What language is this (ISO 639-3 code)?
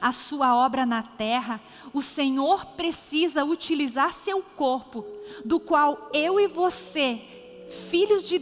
por